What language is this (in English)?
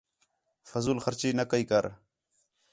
Khetrani